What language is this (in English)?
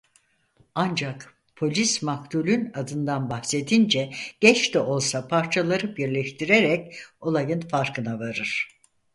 Turkish